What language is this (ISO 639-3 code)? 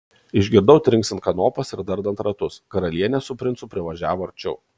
lit